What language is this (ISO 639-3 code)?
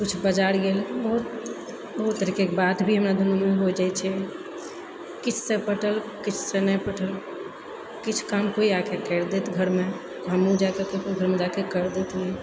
mai